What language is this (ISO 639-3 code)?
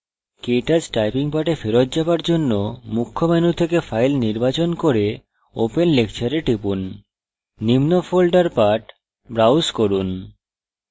ben